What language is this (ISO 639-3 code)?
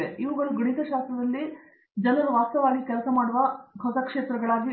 kan